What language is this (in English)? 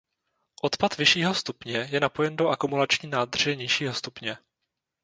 Czech